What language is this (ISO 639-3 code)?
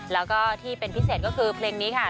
tha